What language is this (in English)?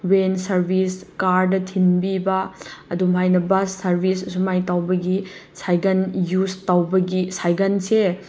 Manipuri